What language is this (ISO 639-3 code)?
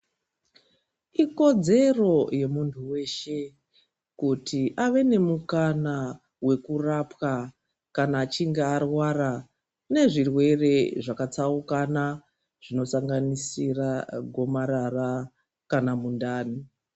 ndc